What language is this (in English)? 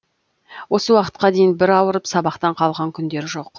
Kazakh